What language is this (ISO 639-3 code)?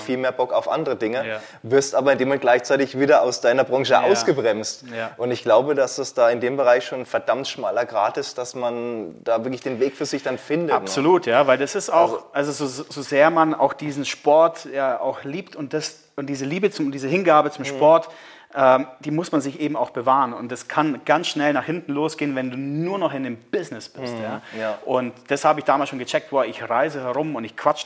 deu